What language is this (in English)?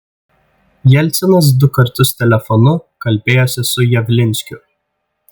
Lithuanian